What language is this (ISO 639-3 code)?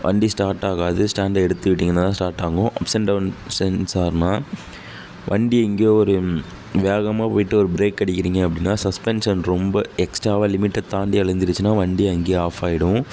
tam